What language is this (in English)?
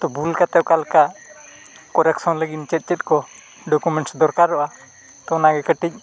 Santali